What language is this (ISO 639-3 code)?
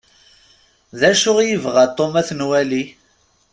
kab